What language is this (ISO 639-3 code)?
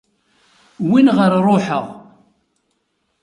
kab